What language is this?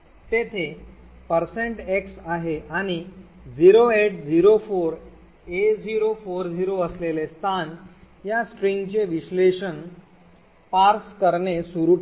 Marathi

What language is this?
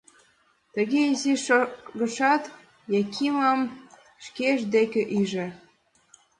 Mari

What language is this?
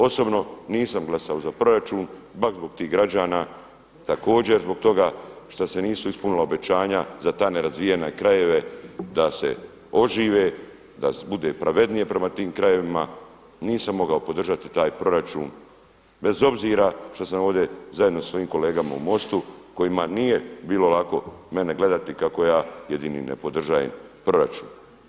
Croatian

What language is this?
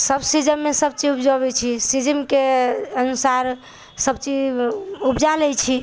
Maithili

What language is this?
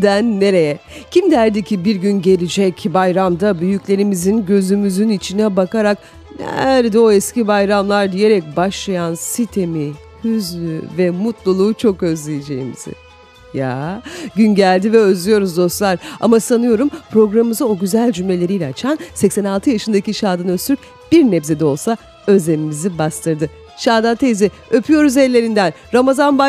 Turkish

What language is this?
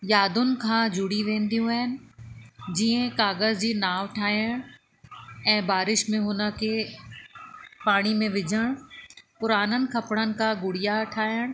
Sindhi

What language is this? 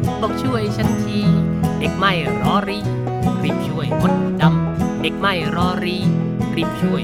Thai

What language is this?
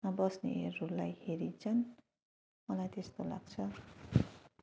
Nepali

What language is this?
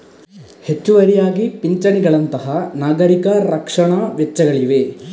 Kannada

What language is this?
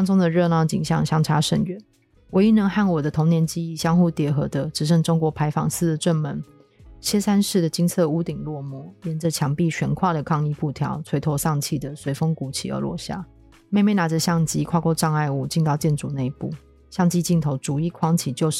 Chinese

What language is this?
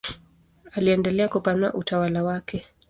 Swahili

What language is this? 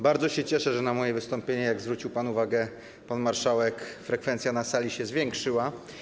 Polish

